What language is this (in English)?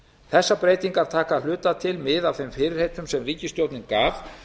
Icelandic